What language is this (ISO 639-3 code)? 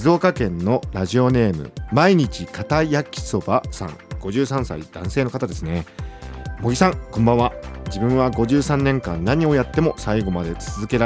jpn